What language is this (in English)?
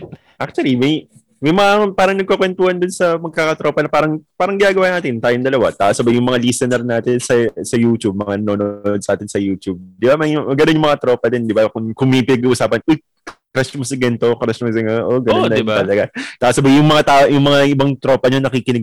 Filipino